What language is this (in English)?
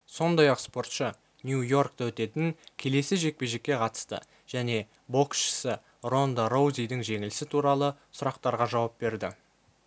Kazakh